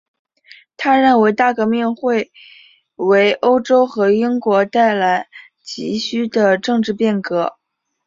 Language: Chinese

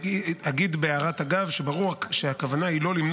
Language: Hebrew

